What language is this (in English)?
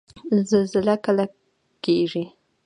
Pashto